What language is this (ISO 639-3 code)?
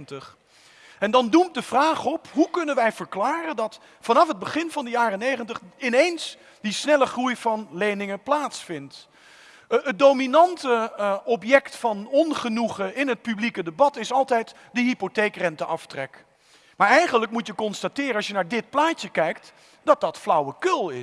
nld